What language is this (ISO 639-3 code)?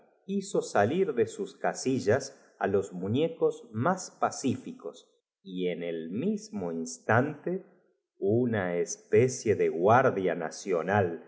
spa